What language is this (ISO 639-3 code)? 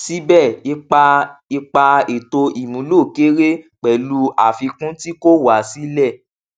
yor